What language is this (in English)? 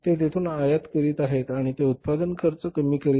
Marathi